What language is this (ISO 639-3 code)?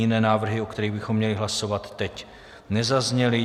ces